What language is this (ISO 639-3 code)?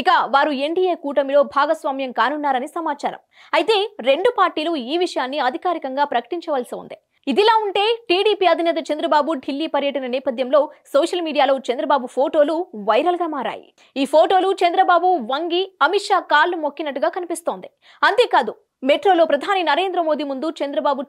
tel